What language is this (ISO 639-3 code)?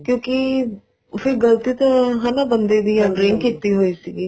pan